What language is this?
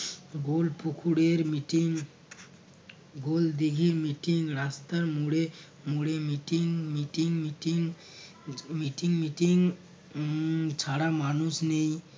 Bangla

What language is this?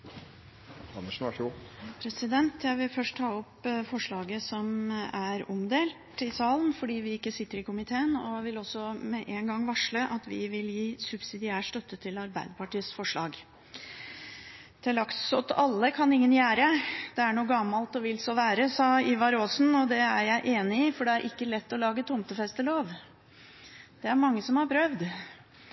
Norwegian Bokmål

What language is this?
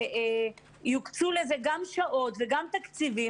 Hebrew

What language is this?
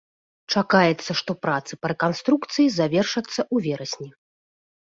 Belarusian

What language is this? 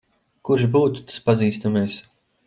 Latvian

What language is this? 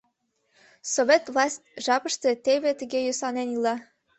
Mari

